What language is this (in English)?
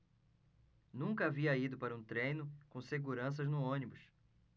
Portuguese